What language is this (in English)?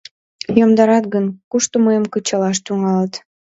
Mari